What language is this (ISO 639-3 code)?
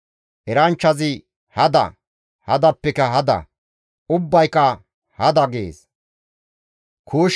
gmv